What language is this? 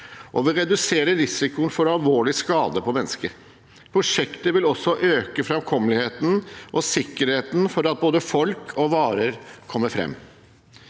Norwegian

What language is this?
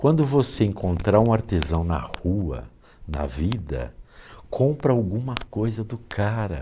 Portuguese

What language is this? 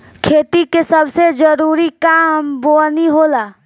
Bhojpuri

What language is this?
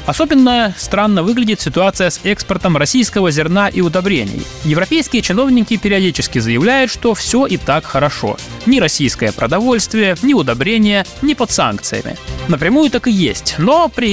Russian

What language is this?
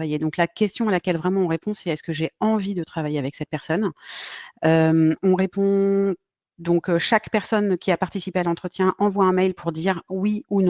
French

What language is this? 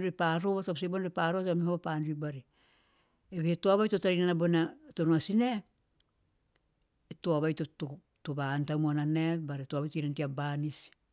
Teop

